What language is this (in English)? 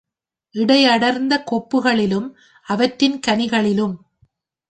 Tamil